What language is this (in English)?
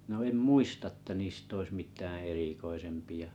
Finnish